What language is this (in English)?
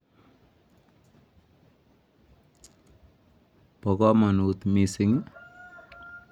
Kalenjin